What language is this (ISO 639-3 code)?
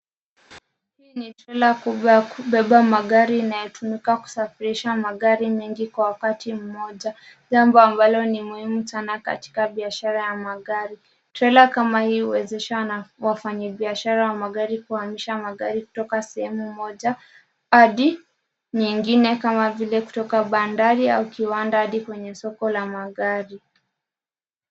swa